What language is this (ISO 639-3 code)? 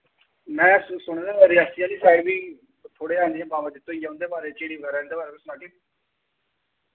doi